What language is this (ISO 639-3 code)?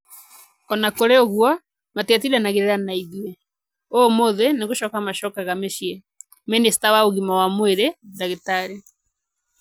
kik